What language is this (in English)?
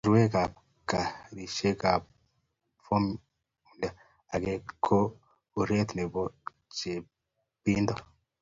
Kalenjin